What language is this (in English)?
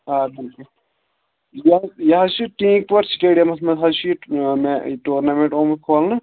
Kashmiri